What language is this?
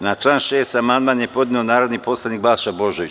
Serbian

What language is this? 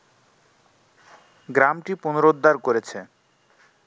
Bangla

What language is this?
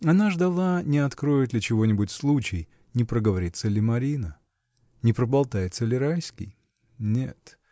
Russian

